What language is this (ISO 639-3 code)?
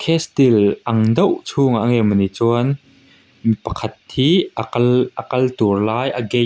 lus